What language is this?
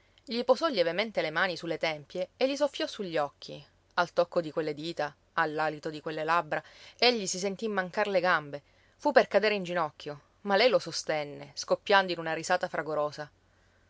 Italian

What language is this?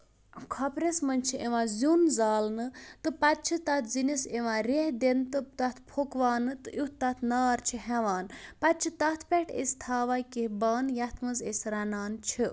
Kashmiri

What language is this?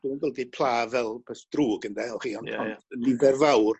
Welsh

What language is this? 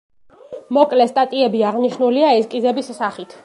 Georgian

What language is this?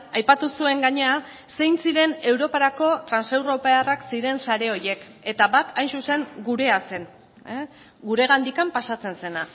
Basque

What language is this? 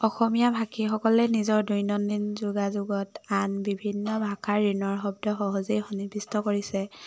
Assamese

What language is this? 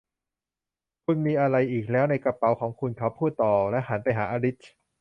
Thai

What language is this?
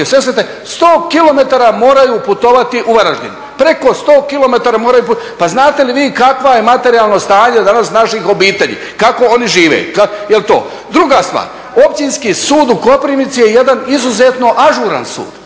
Croatian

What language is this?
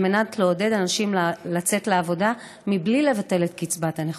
Hebrew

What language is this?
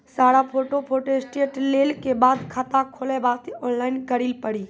Maithili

